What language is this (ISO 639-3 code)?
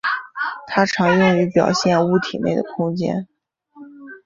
zho